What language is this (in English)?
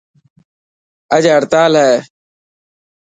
Dhatki